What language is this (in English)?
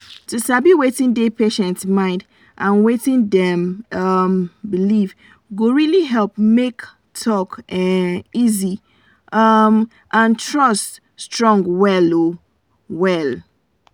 Nigerian Pidgin